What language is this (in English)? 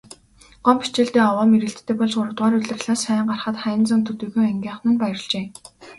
Mongolian